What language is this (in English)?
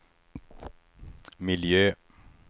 Swedish